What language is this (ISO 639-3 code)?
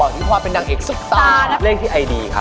tha